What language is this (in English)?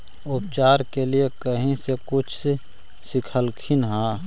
Magahi